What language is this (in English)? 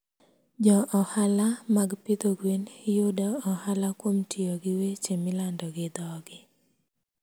Luo (Kenya and Tanzania)